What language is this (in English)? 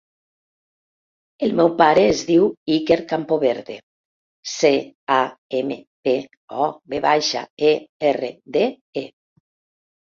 Catalan